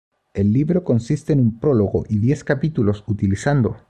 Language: Spanish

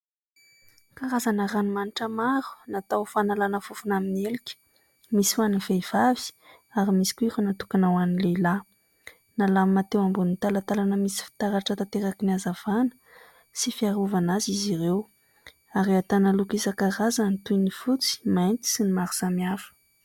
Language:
Malagasy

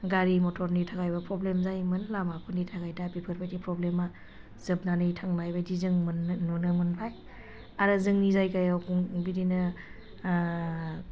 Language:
Bodo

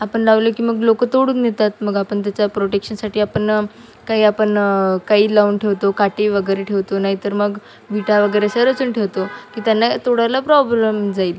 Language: Marathi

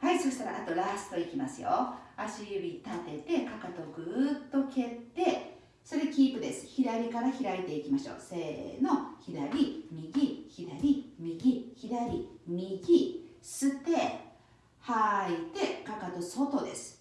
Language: Japanese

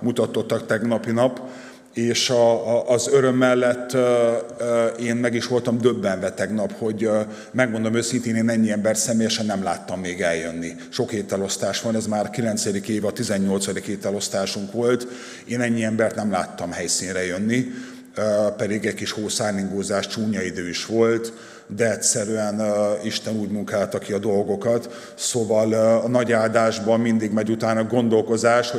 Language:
Hungarian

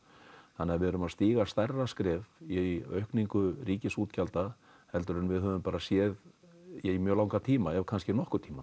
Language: Icelandic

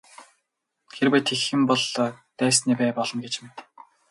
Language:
Mongolian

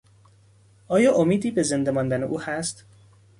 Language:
Persian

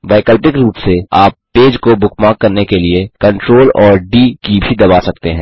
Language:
Hindi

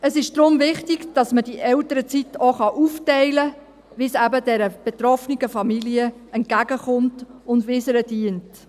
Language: Swiss German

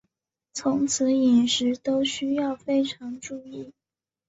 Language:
Chinese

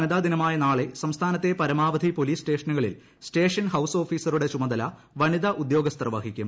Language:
Malayalam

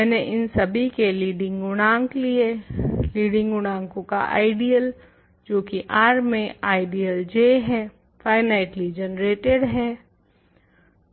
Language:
Hindi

